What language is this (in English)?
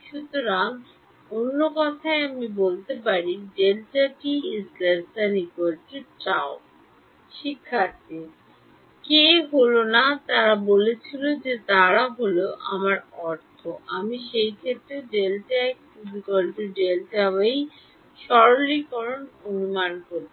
Bangla